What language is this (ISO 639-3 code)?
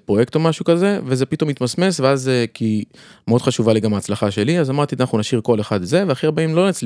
heb